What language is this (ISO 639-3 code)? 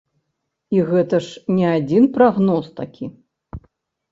bel